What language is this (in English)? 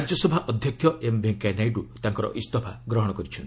Odia